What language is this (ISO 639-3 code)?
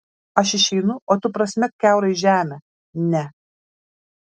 lit